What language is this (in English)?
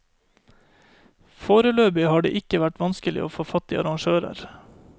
Norwegian